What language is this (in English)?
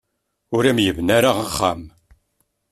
Kabyle